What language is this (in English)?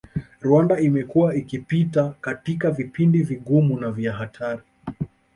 Swahili